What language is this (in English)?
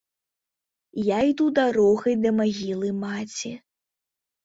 Belarusian